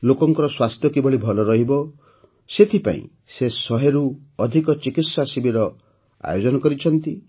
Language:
Odia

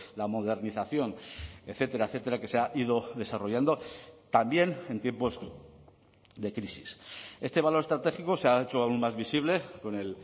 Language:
Spanish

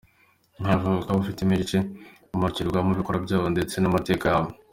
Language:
Kinyarwanda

